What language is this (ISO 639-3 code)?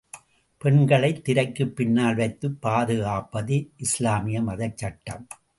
tam